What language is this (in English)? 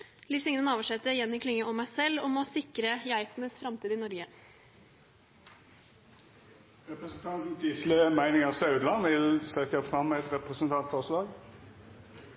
Norwegian